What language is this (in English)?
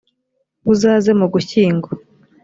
Kinyarwanda